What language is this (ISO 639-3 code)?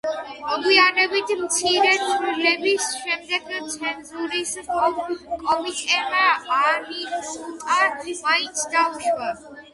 kat